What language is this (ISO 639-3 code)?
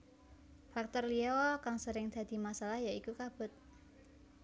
jav